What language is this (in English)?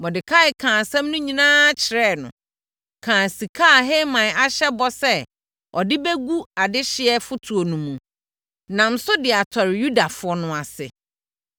Akan